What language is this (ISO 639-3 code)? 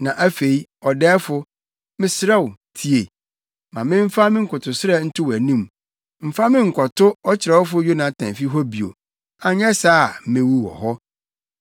aka